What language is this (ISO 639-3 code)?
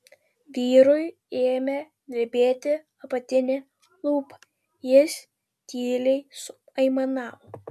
lit